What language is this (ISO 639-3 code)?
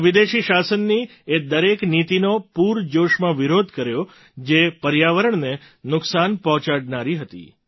guj